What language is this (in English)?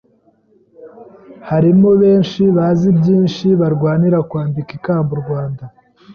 Kinyarwanda